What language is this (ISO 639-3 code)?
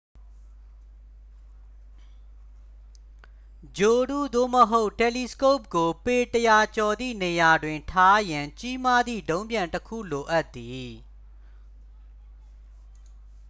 mya